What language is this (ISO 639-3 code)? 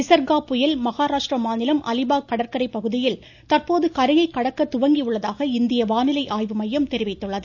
tam